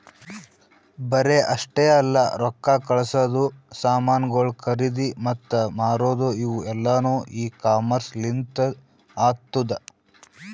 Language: Kannada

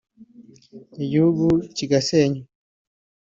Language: Kinyarwanda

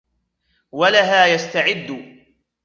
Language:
Arabic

